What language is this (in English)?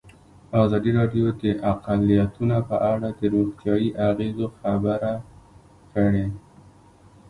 Pashto